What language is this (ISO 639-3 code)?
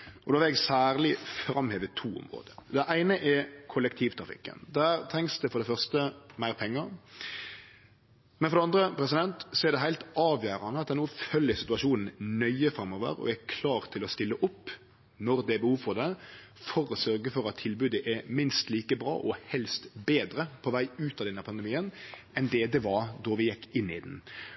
nno